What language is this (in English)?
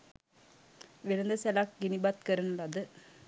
Sinhala